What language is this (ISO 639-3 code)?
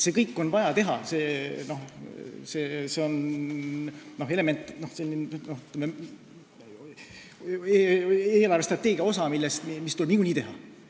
est